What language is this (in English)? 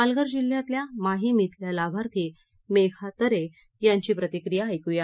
Marathi